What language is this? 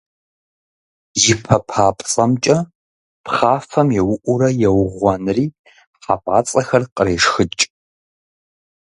Kabardian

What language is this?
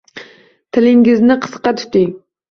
Uzbek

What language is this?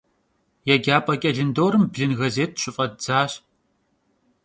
Kabardian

